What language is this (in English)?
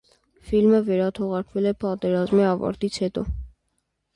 Armenian